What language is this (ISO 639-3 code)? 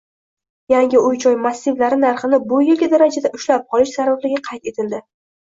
uzb